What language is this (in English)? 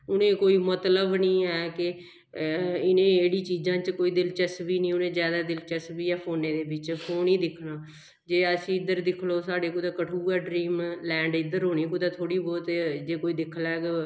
Dogri